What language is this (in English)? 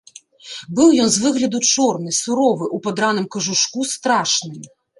Belarusian